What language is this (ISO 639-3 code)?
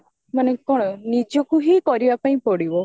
ori